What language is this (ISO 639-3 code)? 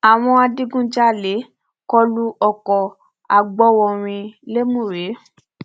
yor